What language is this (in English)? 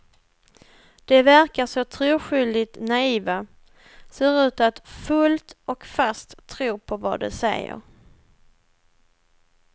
Swedish